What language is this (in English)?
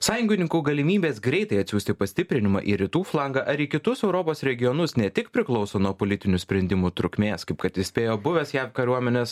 Lithuanian